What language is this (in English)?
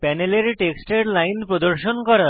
Bangla